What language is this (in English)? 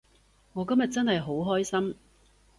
Cantonese